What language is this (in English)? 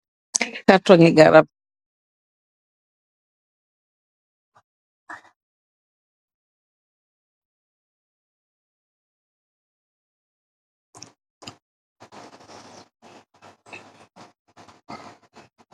Wolof